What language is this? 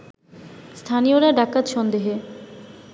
Bangla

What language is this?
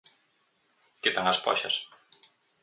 Galician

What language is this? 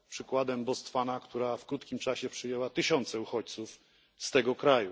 Polish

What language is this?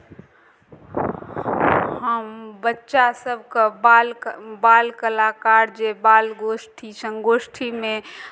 Maithili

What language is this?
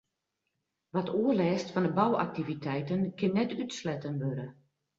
Western Frisian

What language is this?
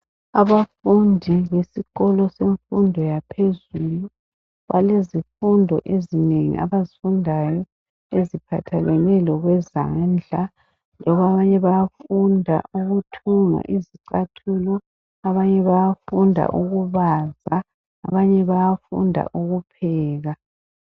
North Ndebele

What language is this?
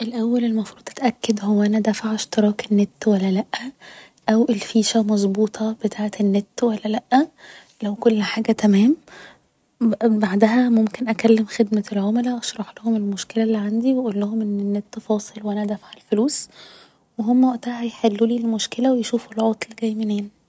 Egyptian Arabic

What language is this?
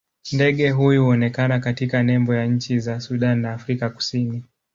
Swahili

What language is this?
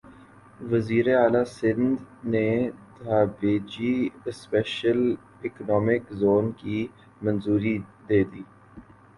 Urdu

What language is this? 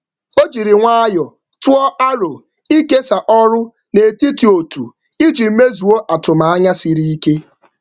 Igbo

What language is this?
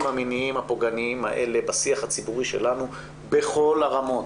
Hebrew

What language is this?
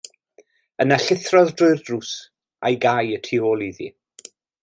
Welsh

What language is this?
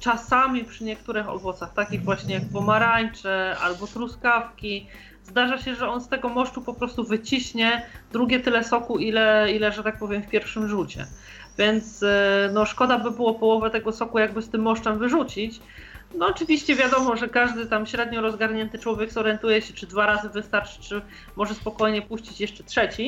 Polish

